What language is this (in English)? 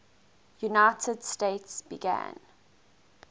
English